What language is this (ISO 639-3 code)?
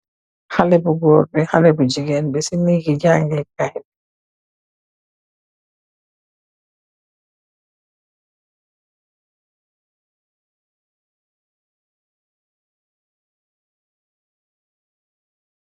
wol